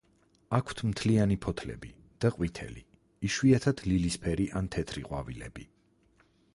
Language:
Georgian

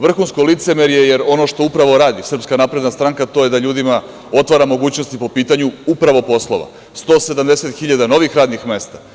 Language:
Serbian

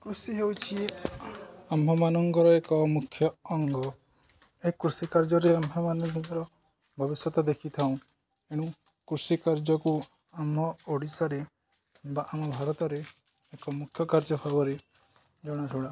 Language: Odia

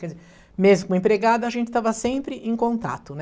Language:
Portuguese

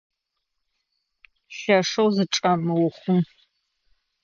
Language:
Adyghe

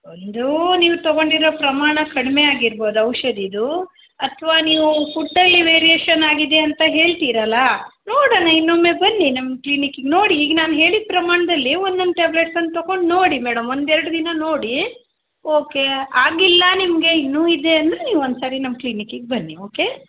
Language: Kannada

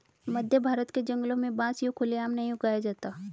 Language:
Hindi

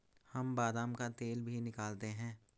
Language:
Hindi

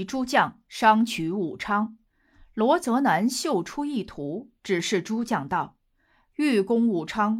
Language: Chinese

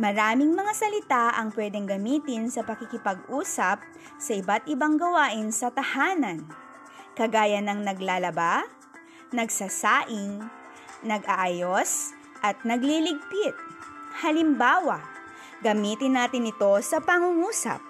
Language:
Filipino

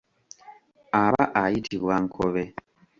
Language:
Ganda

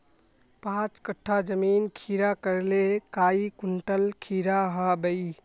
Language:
Magahi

